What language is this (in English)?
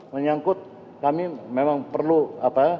Indonesian